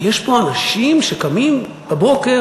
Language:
Hebrew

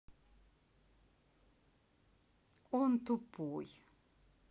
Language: Russian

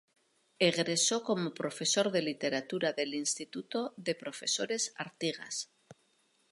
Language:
Spanish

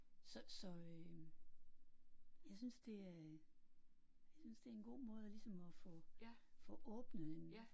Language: Danish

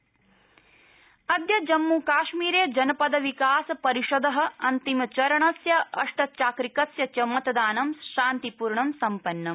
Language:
Sanskrit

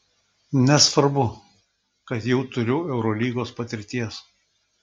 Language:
Lithuanian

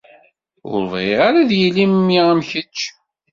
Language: Kabyle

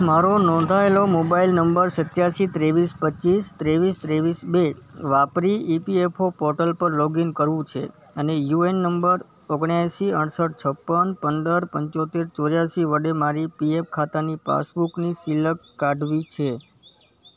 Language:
Gujarati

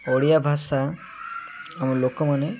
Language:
Odia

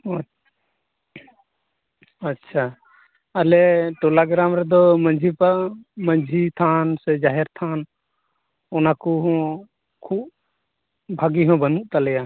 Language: Santali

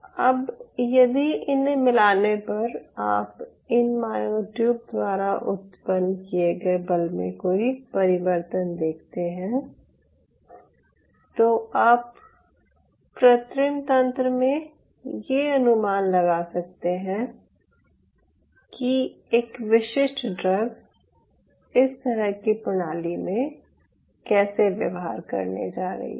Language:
Hindi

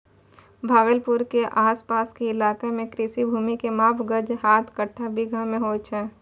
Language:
Maithili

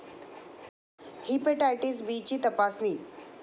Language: Marathi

